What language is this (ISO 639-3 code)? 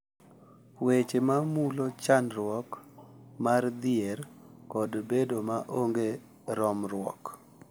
luo